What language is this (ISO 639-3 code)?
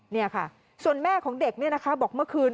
tha